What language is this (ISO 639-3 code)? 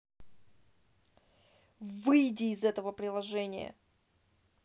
rus